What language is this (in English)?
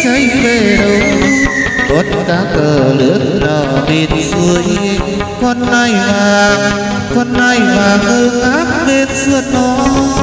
Vietnamese